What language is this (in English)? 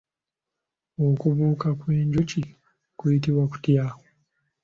Ganda